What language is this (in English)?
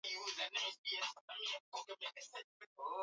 Swahili